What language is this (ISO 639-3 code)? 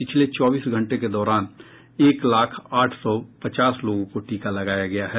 hin